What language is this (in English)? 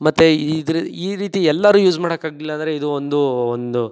Kannada